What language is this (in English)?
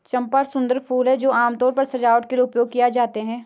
Hindi